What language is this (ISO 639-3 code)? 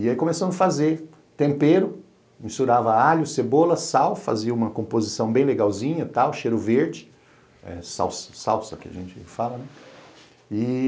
por